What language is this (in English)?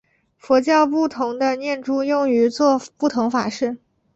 Chinese